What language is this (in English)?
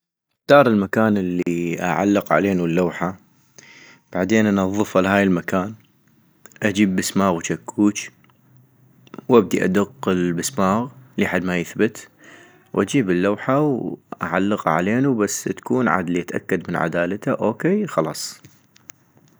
North Mesopotamian Arabic